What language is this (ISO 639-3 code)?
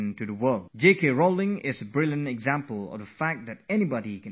eng